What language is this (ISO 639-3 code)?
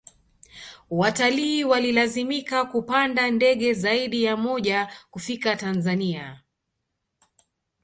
swa